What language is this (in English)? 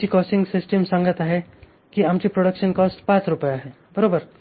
Marathi